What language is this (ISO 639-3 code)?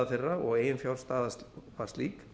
isl